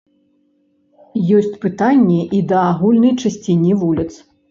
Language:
Belarusian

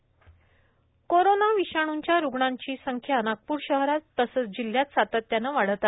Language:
Marathi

